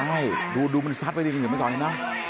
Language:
Thai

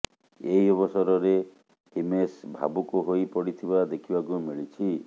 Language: Odia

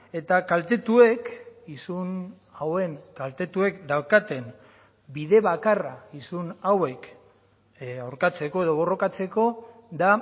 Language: Basque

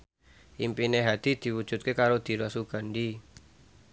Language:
Javanese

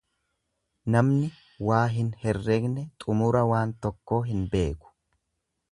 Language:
Oromo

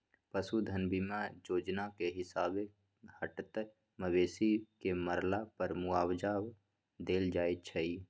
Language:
Magahi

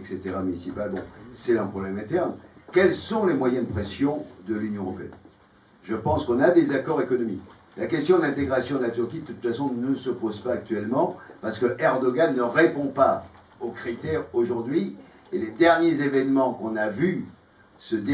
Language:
French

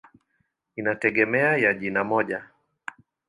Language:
Swahili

